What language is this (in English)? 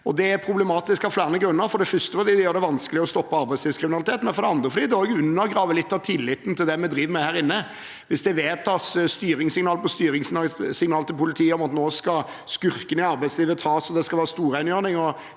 Norwegian